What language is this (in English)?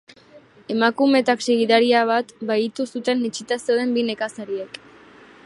Basque